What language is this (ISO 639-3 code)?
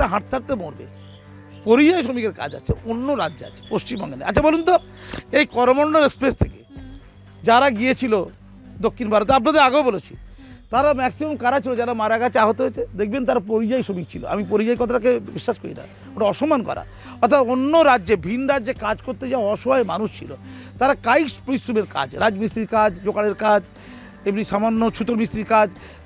hin